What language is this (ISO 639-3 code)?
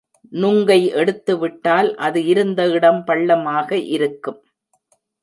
tam